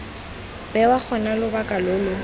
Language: Tswana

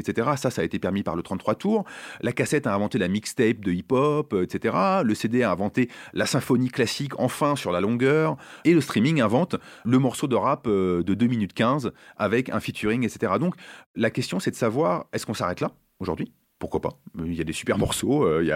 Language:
French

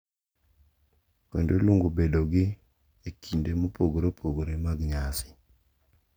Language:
Luo (Kenya and Tanzania)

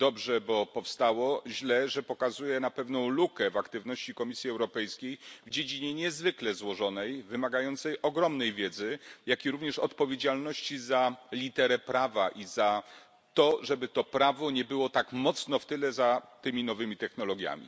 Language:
Polish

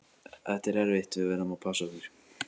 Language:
Icelandic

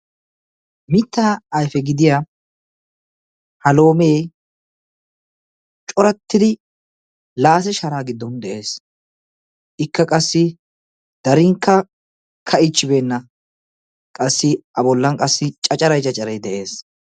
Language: Wolaytta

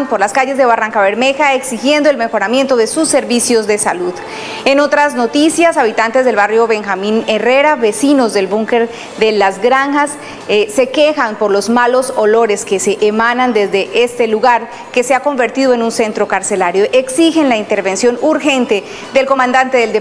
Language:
Spanish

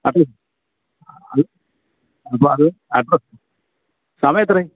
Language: Malayalam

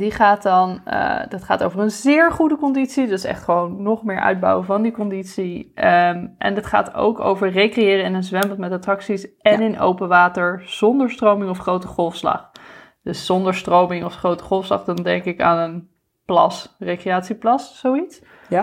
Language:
Dutch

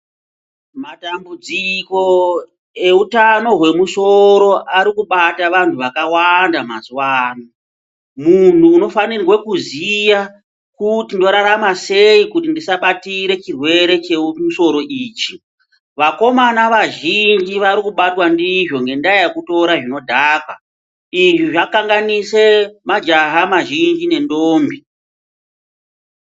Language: Ndau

